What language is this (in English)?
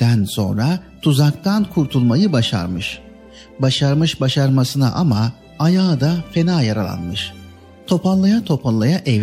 Turkish